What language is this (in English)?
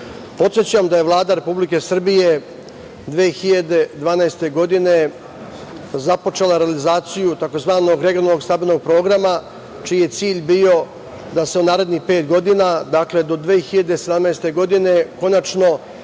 Serbian